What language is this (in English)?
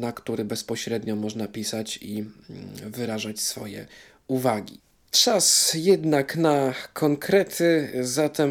Polish